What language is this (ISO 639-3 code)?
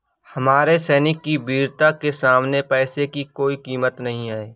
hin